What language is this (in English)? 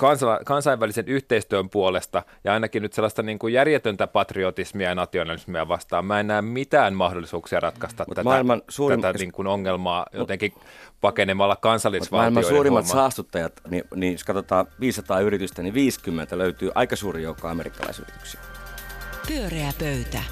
Finnish